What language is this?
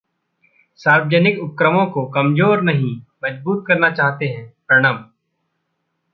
Hindi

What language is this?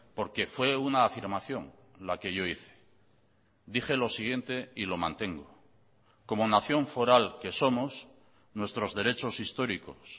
Spanish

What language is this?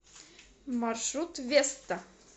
Russian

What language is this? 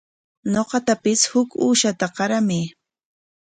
Corongo Ancash Quechua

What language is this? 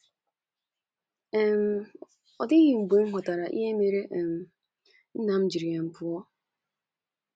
Igbo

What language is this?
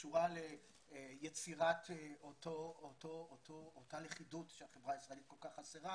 Hebrew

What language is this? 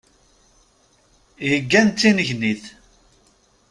Kabyle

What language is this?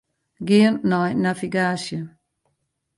Western Frisian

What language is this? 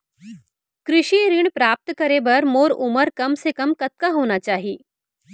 Chhattisgarhi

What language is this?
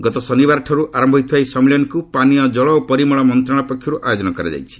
Odia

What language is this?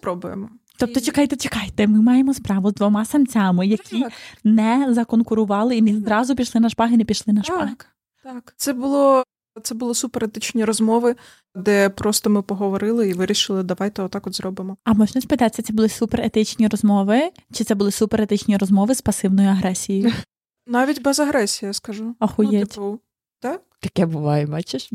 Ukrainian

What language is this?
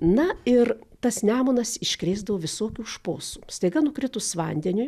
Lithuanian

